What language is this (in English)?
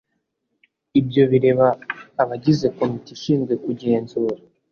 Kinyarwanda